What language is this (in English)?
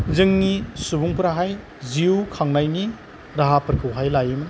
Bodo